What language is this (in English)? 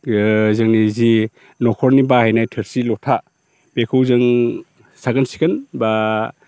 Bodo